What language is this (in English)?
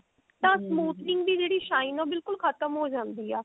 Punjabi